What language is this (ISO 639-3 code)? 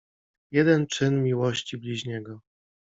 pol